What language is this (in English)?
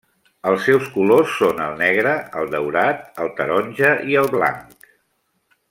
Catalan